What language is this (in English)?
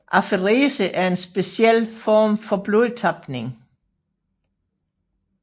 Danish